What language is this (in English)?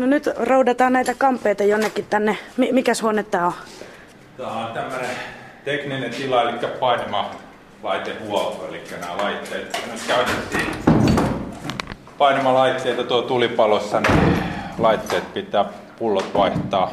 Finnish